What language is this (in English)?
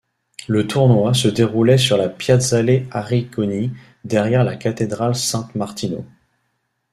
French